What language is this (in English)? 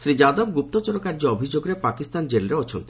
Odia